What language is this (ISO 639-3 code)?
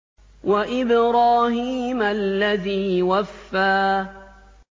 ara